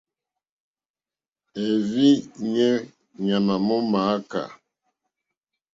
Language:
Mokpwe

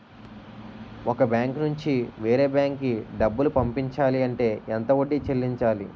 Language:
Telugu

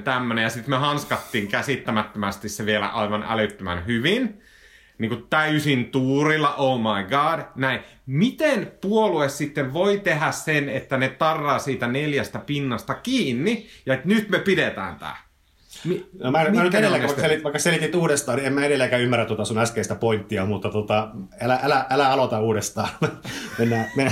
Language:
Finnish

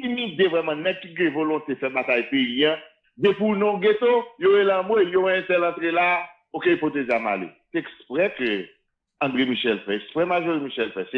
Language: French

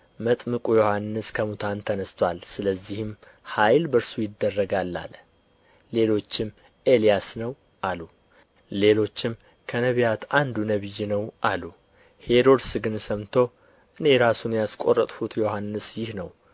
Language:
Amharic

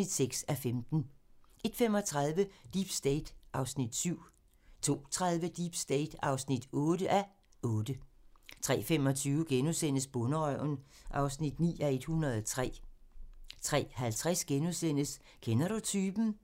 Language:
Danish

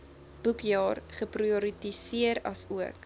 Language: Afrikaans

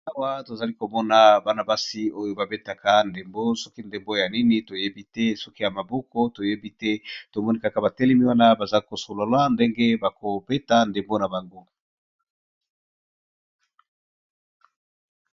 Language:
Lingala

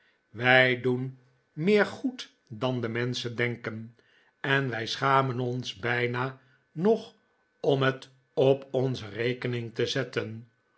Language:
Dutch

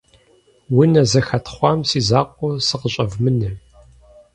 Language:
Kabardian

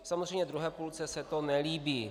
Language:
Czech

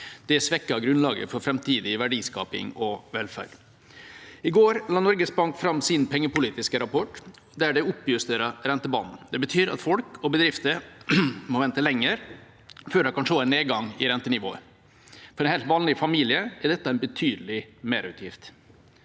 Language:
Norwegian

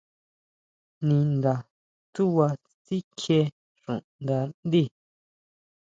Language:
Huautla Mazatec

